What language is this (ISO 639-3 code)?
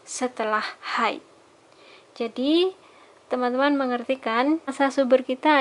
ind